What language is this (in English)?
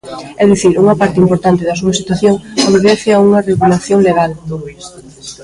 Galician